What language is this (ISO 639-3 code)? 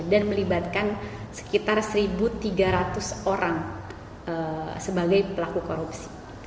ind